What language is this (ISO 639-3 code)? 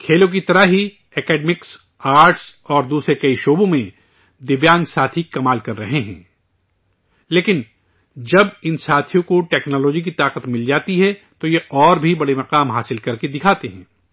urd